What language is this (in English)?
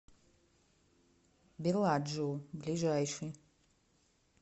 Russian